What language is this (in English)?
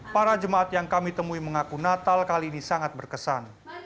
Indonesian